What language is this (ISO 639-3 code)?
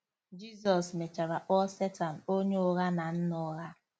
ibo